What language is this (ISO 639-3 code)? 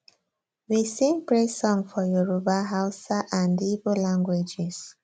pcm